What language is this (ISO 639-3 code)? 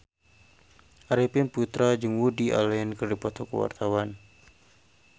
sun